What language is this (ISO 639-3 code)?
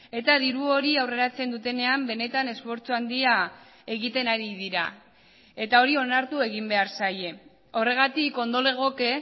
eus